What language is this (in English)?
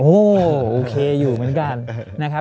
Thai